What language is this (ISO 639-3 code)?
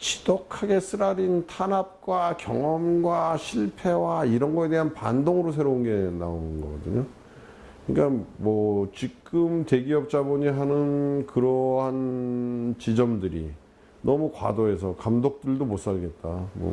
kor